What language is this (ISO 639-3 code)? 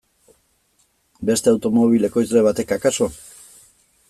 eus